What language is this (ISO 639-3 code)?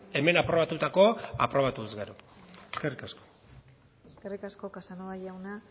eus